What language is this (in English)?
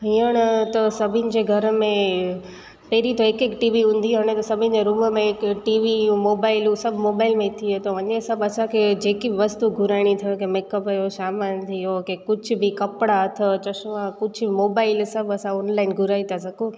Sindhi